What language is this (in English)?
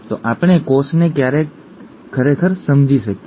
Gujarati